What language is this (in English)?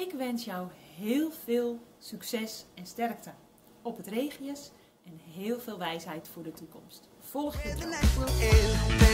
Dutch